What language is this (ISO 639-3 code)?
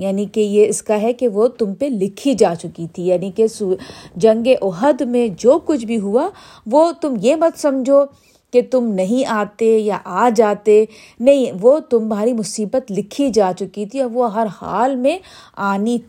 urd